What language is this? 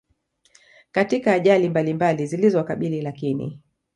Swahili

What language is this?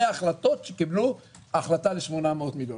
Hebrew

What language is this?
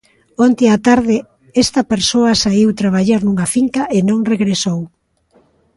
Galician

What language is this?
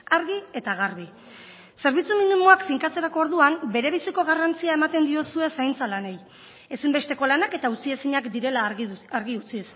Basque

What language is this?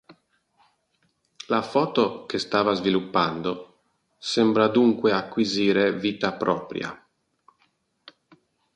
Italian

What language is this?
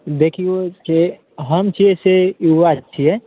Maithili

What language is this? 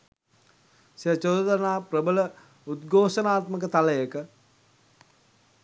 Sinhala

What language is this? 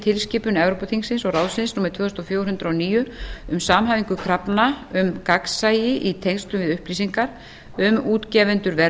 Icelandic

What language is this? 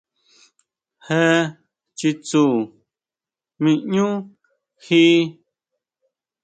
Huautla Mazatec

